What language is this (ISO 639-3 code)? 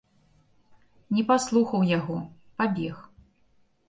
bel